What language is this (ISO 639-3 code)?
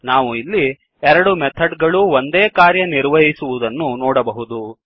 kan